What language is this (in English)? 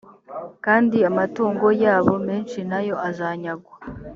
Kinyarwanda